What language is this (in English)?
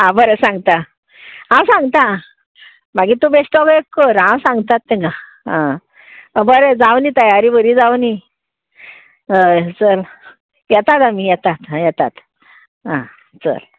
Konkani